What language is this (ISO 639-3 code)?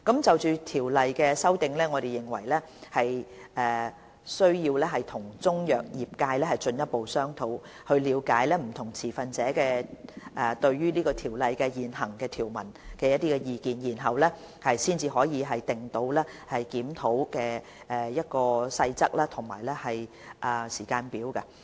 yue